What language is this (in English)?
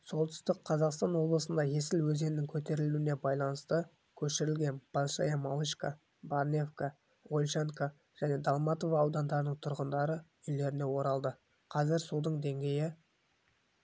Kazakh